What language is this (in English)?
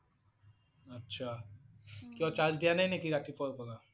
Assamese